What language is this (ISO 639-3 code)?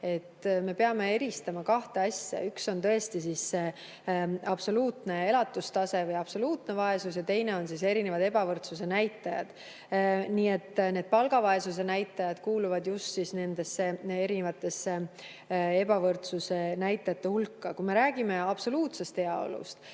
est